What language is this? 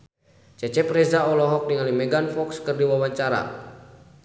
Sundanese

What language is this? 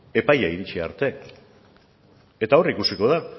Basque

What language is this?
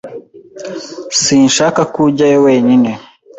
Kinyarwanda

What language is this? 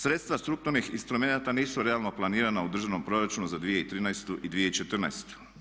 Croatian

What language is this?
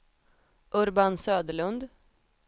Swedish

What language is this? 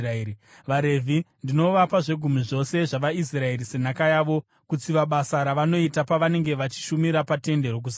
Shona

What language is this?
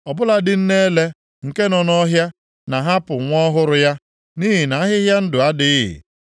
Igbo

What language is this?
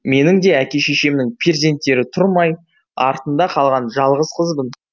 Kazakh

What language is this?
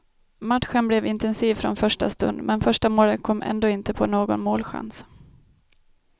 Swedish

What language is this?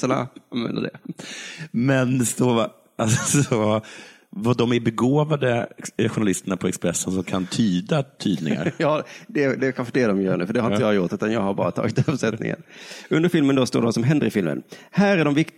Swedish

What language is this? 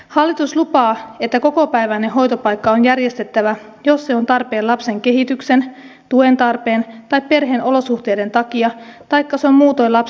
Finnish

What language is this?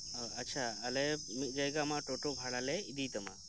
Santali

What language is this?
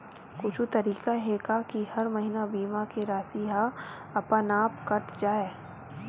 Chhattisgarhi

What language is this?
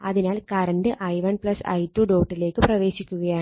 Malayalam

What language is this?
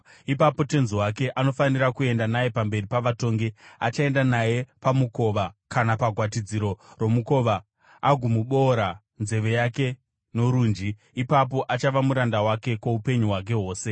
Shona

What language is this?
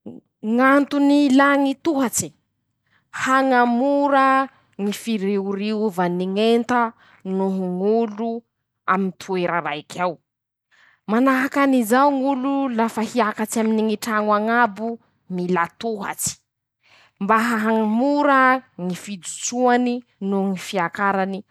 Masikoro Malagasy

